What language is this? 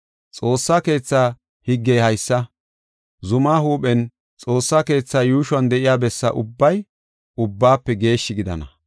Gofa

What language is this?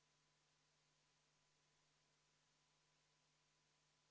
Estonian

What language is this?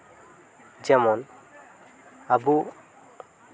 Santali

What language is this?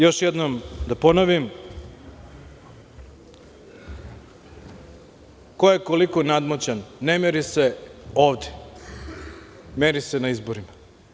Serbian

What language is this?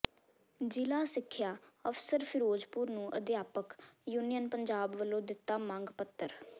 Punjabi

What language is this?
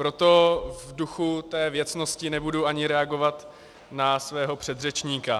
Czech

